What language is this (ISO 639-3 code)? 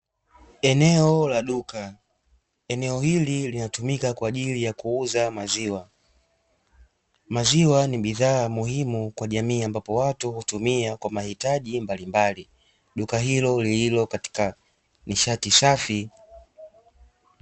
swa